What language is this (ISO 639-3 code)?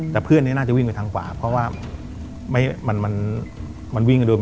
tha